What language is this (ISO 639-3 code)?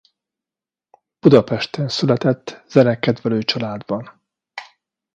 hun